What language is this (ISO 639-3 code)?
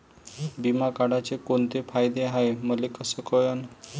mar